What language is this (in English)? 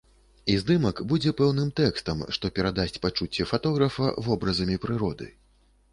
Belarusian